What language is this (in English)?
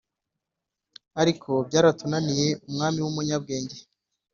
Kinyarwanda